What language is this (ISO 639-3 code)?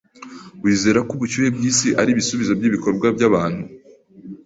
kin